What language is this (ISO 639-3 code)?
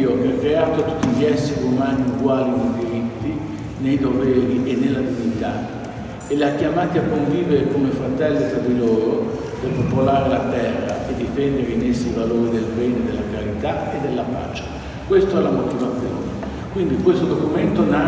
ita